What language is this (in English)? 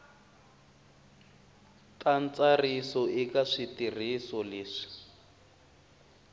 Tsonga